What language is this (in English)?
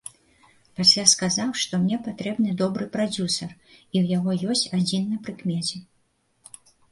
Belarusian